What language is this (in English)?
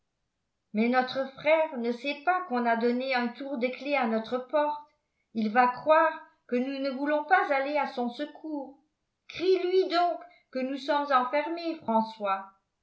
French